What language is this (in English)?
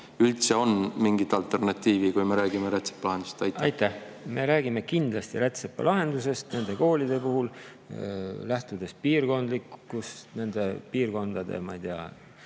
Estonian